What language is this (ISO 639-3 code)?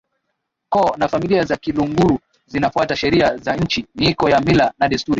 swa